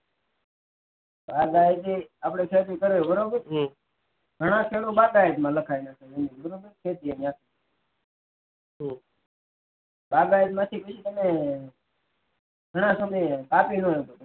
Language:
Gujarati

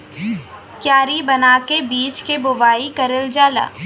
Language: Bhojpuri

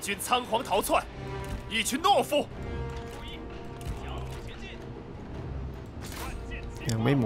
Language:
Thai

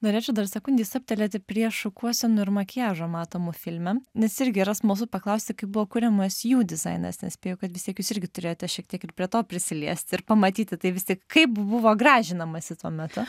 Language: Lithuanian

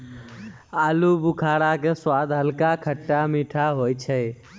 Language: Maithili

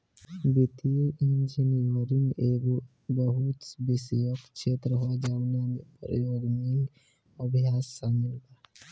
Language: Bhojpuri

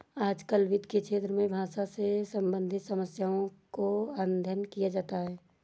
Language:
Hindi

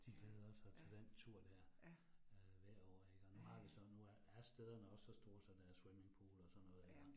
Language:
Danish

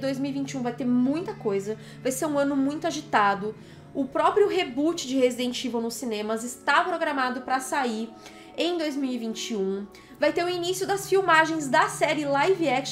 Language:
Portuguese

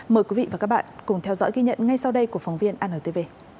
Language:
Vietnamese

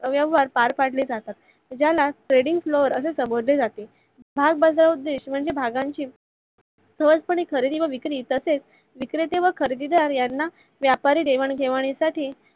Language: Marathi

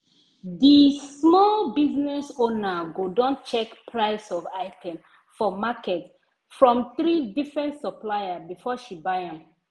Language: Nigerian Pidgin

